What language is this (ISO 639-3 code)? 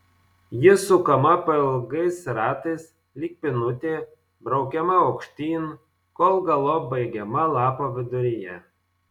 lit